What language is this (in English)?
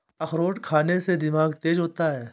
Hindi